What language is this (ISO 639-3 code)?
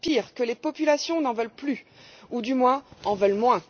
fra